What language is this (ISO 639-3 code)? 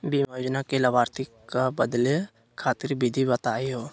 mag